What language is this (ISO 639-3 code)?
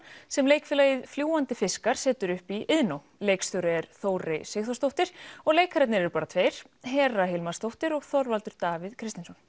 isl